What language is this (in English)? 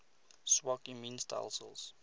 Afrikaans